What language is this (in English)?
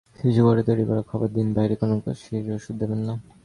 Bangla